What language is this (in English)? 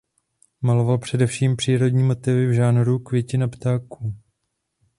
Czech